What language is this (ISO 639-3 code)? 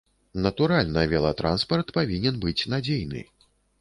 bel